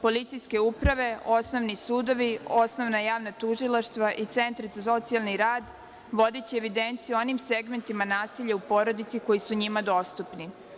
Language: Serbian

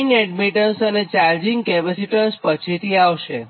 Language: Gujarati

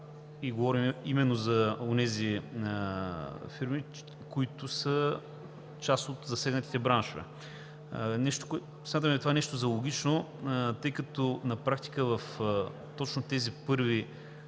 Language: Bulgarian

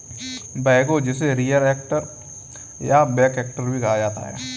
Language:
Hindi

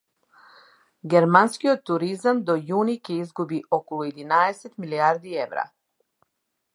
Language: Macedonian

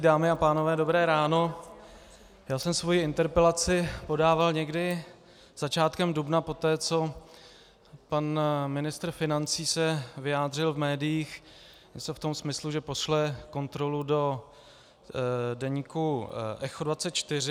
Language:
Czech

